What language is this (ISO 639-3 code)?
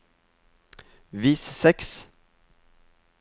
nor